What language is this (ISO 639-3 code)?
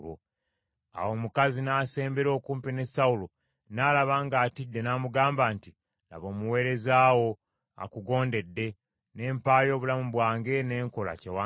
lug